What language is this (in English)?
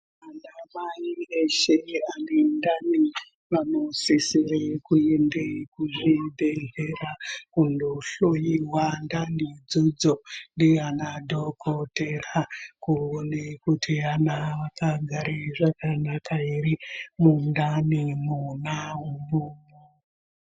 Ndau